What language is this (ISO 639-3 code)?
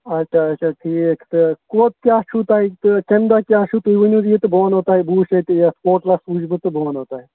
kas